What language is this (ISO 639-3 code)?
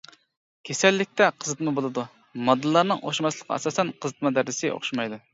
uig